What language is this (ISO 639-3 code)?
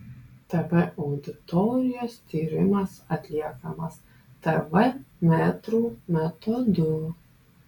lit